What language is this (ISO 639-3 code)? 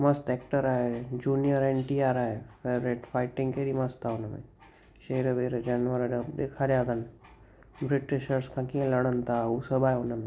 snd